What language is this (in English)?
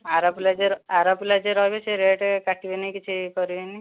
Odia